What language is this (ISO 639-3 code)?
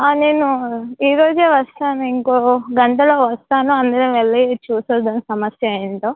tel